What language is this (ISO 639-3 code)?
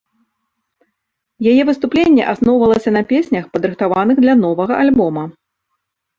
bel